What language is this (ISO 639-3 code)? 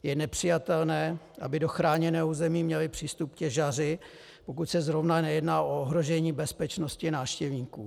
ces